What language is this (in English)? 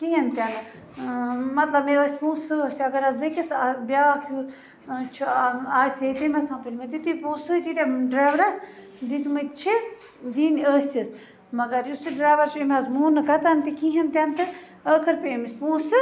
Kashmiri